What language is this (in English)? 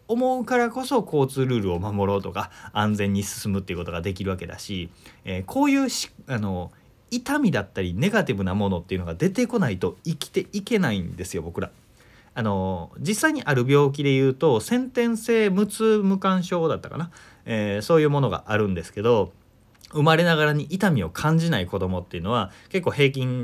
Japanese